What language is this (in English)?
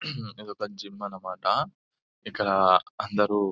Telugu